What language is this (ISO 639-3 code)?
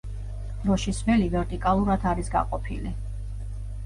kat